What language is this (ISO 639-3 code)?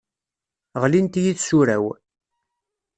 kab